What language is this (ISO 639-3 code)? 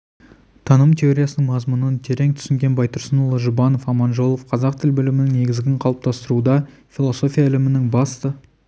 kaz